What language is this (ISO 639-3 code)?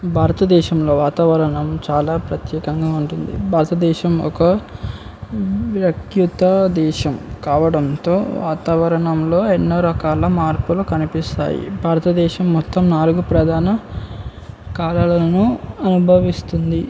tel